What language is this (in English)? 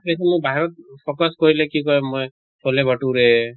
Assamese